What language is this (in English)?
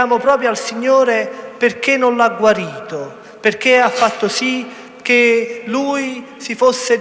Italian